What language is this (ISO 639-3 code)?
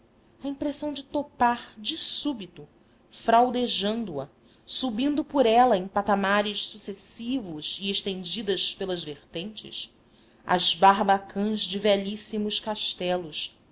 por